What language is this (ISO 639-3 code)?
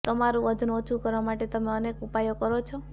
guj